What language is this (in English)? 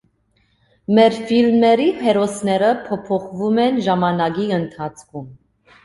Armenian